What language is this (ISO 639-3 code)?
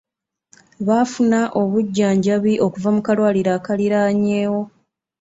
lug